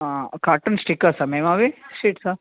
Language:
Telugu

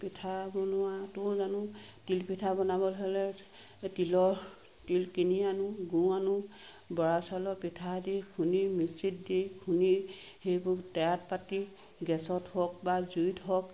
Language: Assamese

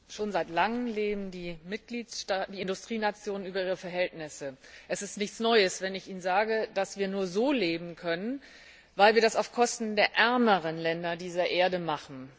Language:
German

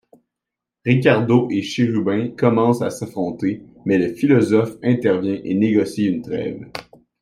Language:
French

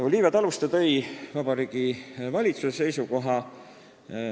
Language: Estonian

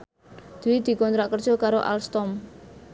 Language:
Javanese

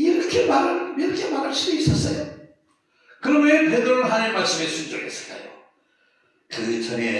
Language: Korean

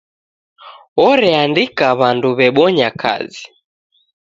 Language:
Taita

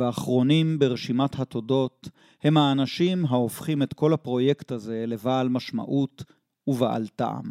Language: Hebrew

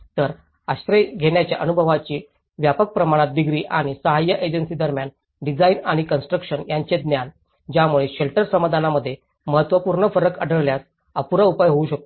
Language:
Marathi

